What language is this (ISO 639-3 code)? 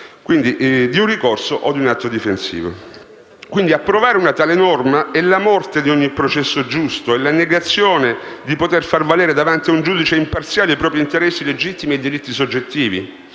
ita